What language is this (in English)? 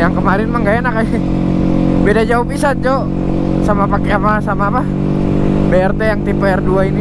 Indonesian